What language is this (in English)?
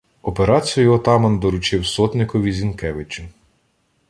Ukrainian